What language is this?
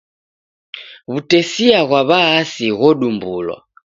Taita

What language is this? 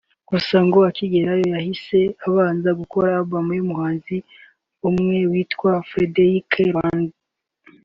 Kinyarwanda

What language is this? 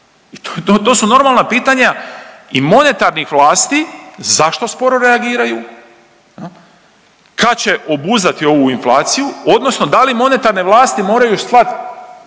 Croatian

